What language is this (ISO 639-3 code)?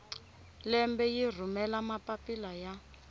tso